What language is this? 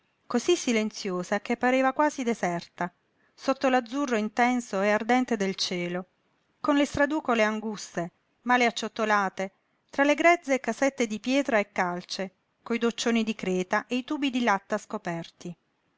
Italian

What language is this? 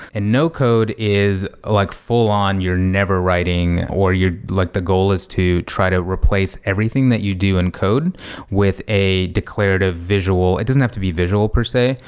English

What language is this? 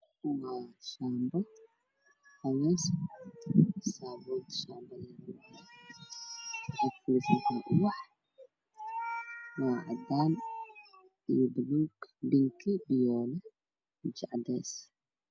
Somali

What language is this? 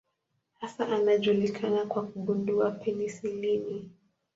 Swahili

